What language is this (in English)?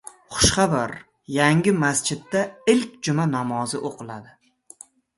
Uzbek